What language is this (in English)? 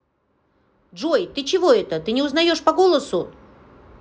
Russian